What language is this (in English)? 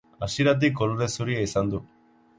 Basque